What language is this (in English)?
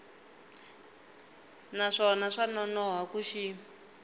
Tsonga